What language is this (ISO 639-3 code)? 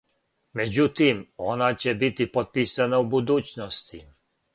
srp